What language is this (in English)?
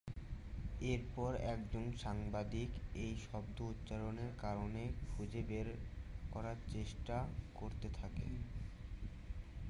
Bangla